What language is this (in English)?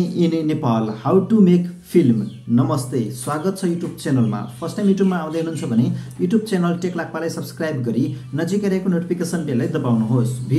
Hindi